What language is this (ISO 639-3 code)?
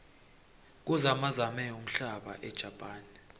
nbl